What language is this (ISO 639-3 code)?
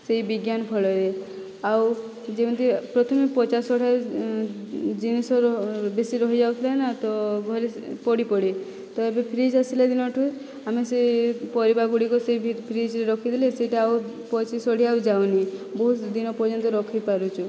ori